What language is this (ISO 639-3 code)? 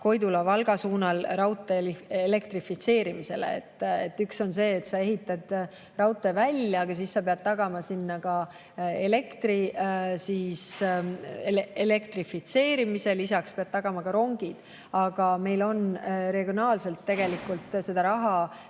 est